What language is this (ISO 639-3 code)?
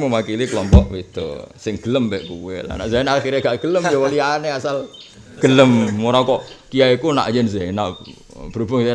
ind